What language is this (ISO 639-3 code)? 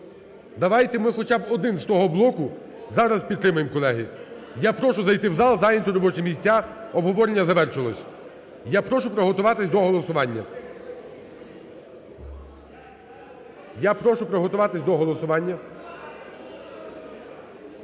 ukr